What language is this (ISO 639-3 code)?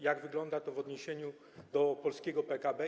pol